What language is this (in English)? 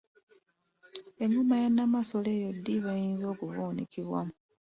Ganda